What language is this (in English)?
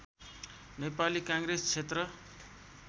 Nepali